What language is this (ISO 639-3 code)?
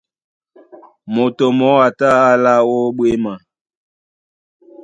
dua